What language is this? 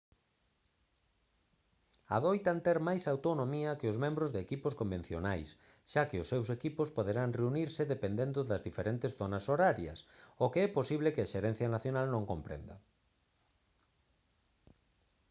Galician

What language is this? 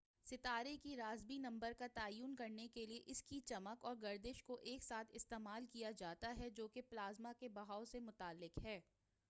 Urdu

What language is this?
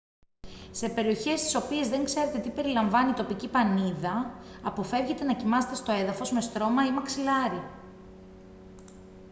Greek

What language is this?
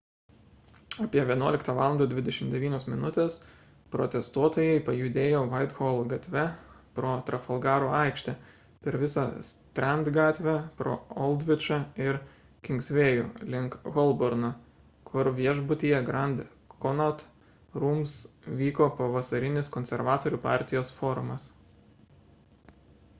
Lithuanian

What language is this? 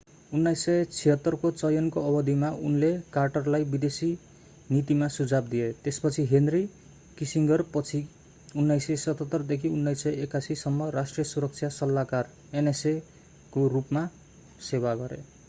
Nepali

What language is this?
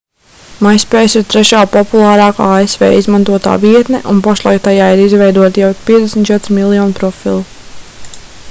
Latvian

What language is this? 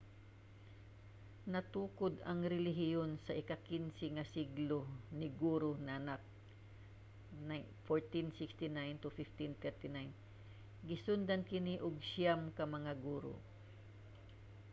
Cebuano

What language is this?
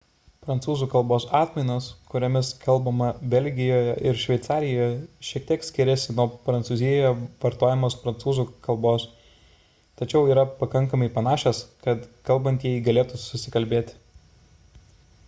Lithuanian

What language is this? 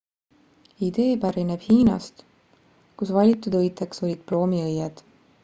Estonian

